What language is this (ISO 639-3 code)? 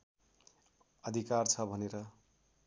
nep